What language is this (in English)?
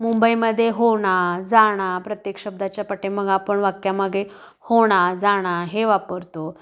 Marathi